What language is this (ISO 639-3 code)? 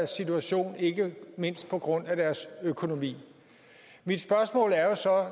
dan